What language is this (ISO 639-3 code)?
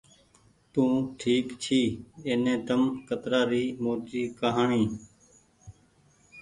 gig